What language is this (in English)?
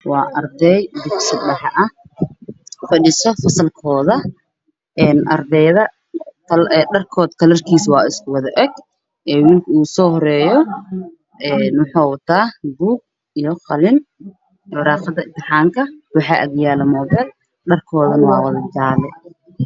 Somali